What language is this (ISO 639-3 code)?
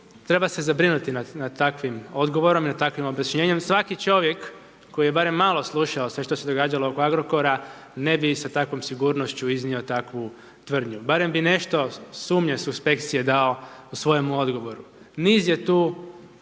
hrv